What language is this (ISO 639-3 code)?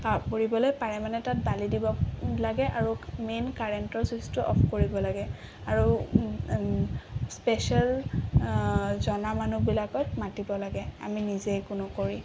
asm